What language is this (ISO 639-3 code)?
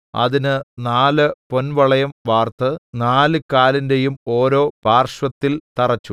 mal